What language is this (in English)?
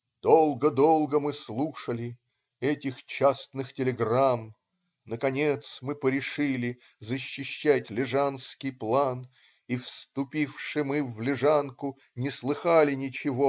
Russian